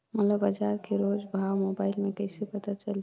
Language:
Chhattisgarhi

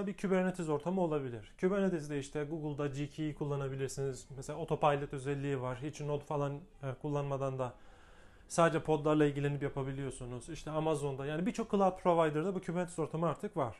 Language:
Turkish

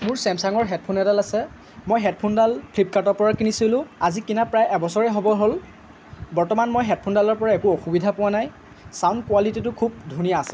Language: Assamese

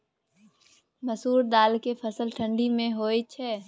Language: Maithili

